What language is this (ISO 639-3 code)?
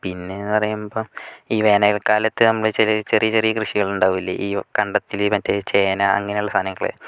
mal